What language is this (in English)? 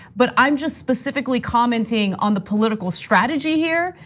English